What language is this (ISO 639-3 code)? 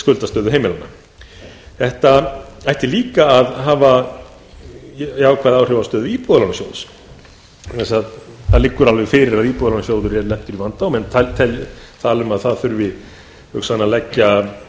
isl